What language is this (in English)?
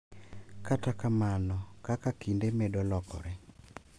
Luo (Kenya and Tanzania)